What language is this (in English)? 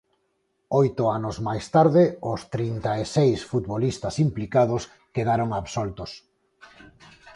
Galician